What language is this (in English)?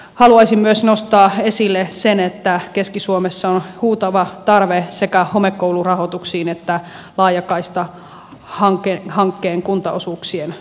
Finnish